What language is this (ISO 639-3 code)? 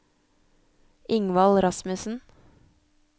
nor